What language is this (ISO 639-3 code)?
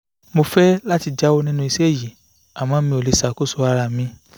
yor